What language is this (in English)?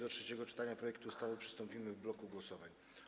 Polish